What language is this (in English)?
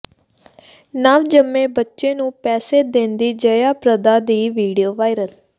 Punjabi